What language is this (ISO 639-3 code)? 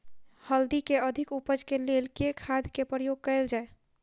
mai